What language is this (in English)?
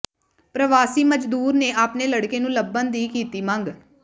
Punjabi